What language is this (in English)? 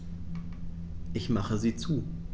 German